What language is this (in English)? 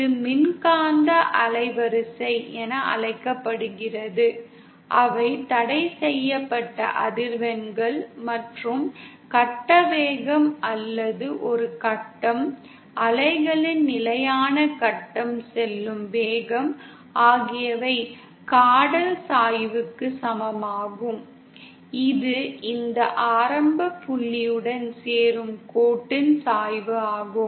Tamil